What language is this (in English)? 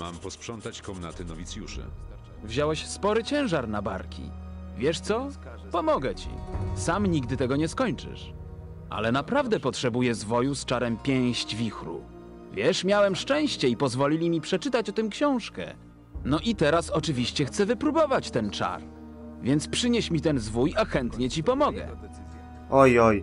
Polish